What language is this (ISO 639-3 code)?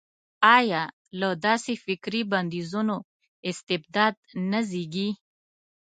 pus